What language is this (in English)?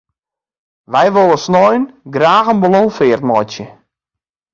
Western Frisian